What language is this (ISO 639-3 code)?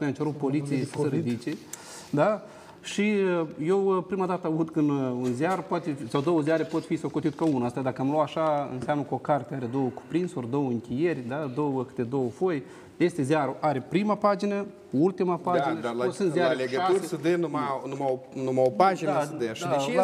ron